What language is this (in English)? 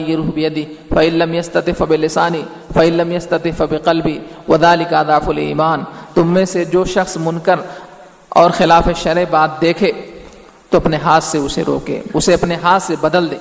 Urdu